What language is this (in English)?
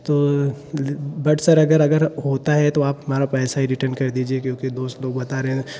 Hindi